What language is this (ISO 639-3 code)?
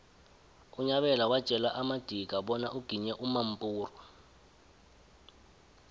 nbl